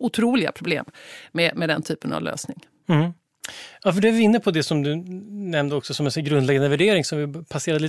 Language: Swedish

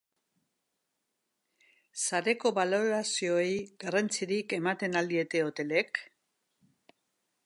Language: Basque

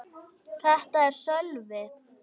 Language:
Icelandic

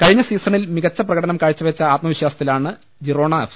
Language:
Malayalam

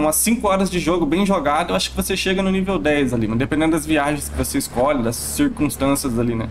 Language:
Portuguese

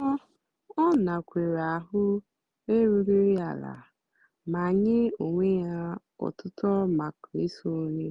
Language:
Igbo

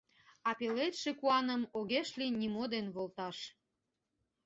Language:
Mari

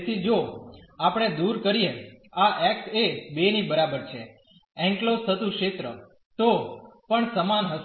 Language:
Gujarati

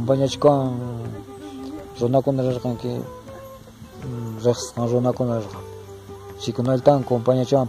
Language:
Romanian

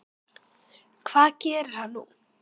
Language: Icelandic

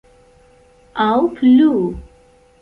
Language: Esperanto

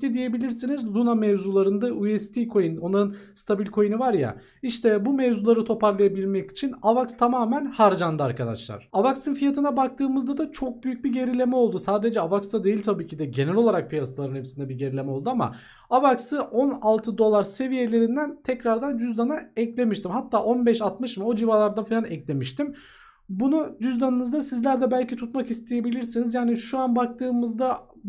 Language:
Turkish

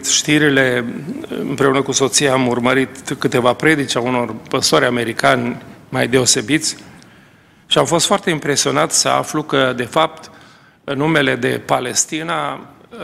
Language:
Romanian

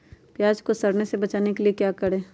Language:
Magahi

